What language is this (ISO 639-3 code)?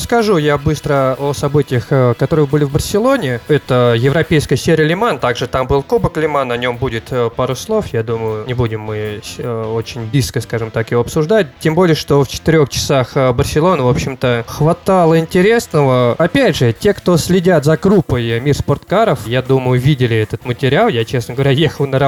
rus